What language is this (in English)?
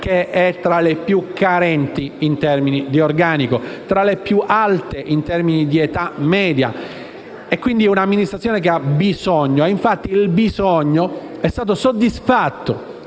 Italian